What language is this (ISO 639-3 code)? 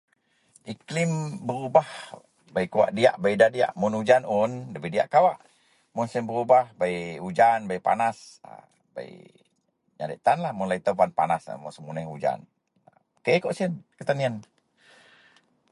mel